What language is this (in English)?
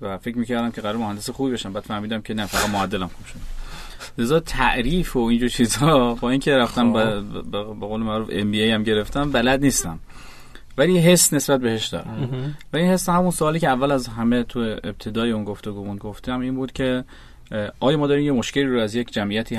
Persian